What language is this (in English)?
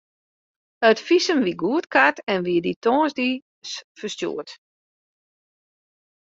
Western Frisian